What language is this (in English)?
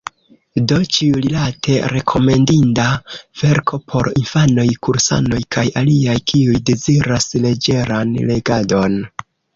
Esperanto